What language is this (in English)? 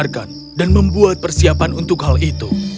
Indonesian